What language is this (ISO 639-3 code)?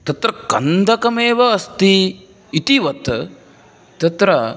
san